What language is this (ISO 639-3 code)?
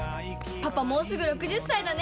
jpn